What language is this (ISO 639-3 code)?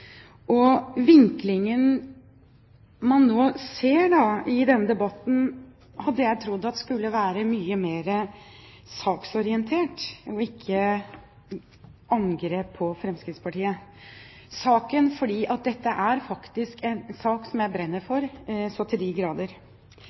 nob